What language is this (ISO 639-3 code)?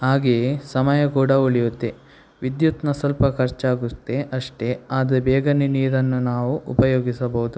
kan